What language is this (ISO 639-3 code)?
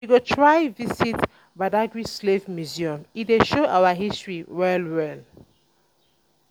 pcm